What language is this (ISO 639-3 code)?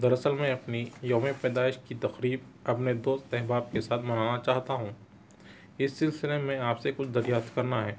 urd